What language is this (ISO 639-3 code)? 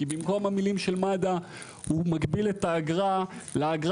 heb